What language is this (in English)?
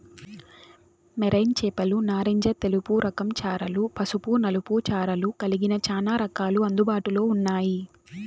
Telugu